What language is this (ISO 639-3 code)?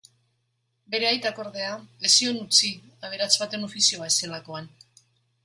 eus